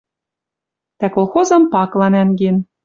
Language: Western Mari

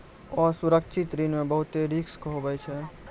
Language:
Maithili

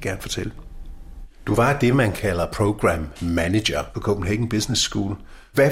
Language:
Danish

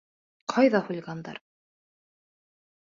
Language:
Bashkir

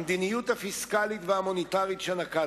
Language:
Hebrew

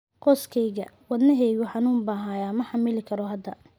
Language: Somali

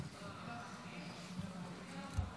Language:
Hebrew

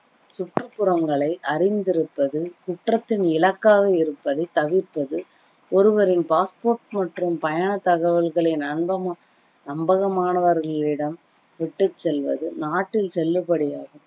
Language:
Tamil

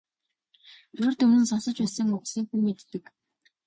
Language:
Mongolian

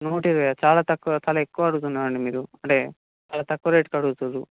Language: Telugu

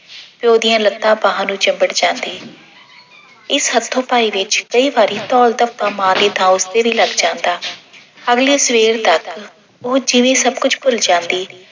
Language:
Punjabi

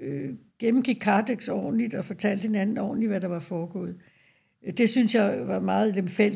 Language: Danish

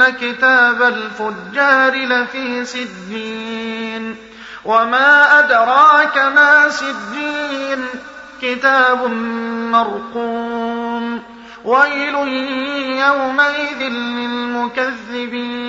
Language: Arabic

